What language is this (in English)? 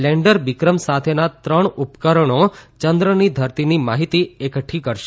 Gujarati